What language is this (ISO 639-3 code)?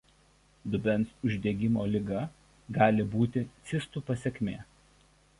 lit